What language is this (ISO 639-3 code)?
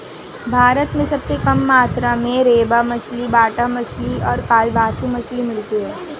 hin